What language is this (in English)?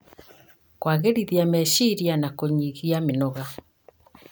Kikuyu